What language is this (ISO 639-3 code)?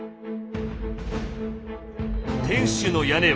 jpn